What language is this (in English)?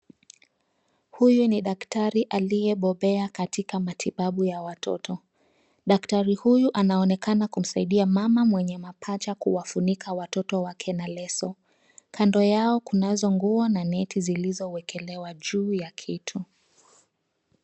Swahili